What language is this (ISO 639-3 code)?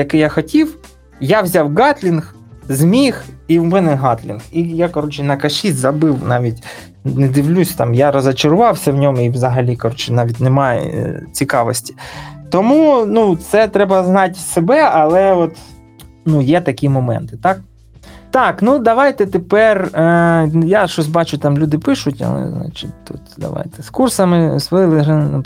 ukr